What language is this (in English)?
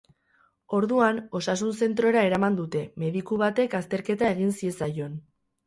Basque